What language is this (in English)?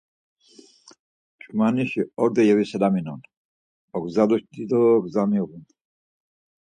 Laz